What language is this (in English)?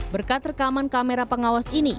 Indonesian